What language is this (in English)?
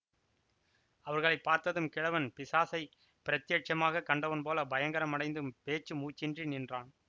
Tamil